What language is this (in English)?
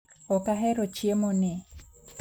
Luo (Kenya and Tanzania)